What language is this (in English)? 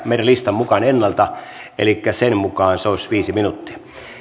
Finnish